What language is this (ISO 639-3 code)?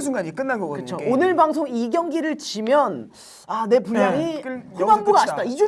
kor